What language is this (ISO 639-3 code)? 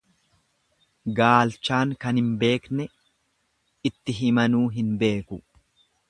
orm